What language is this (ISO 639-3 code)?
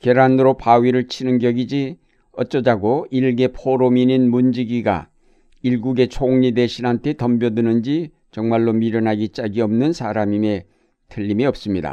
kor